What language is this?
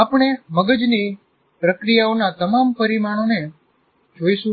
Gujarati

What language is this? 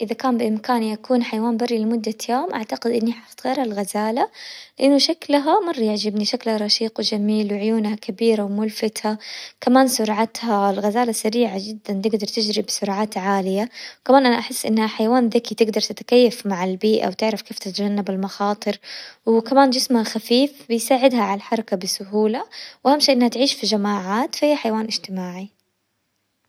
Hijazi Arabic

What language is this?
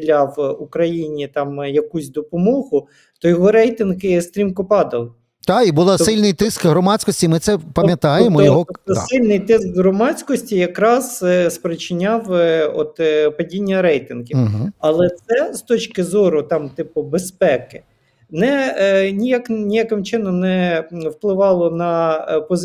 Ukrainian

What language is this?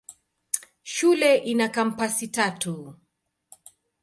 Swahili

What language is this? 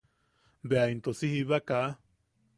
Yaqui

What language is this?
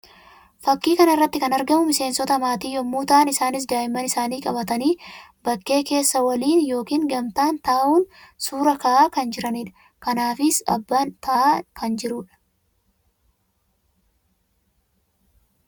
Oromo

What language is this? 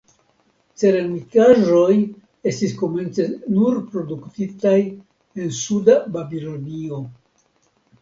Esperanto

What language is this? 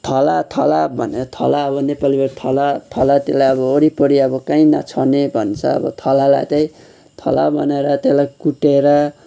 Nepali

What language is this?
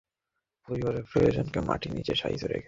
Bangla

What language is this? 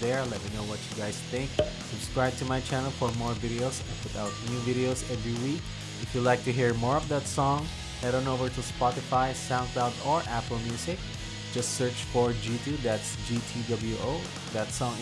English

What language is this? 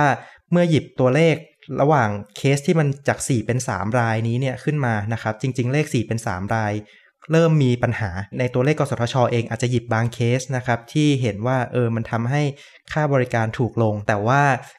Thai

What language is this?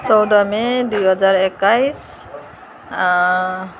Nepali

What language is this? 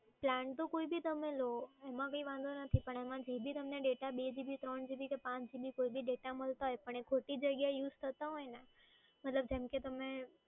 Gujarati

